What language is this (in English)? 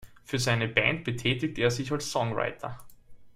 German